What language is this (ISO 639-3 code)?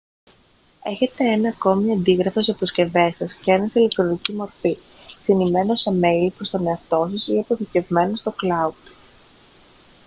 ell